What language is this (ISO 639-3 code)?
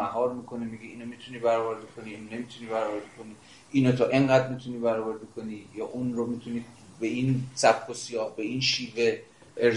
fas